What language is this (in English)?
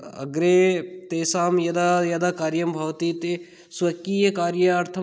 Sanskrit